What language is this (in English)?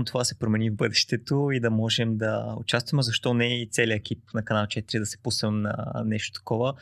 Bulgarian